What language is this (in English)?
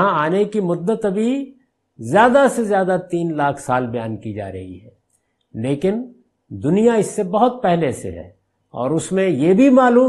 Urdu